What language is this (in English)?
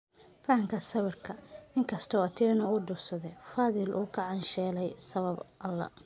Somali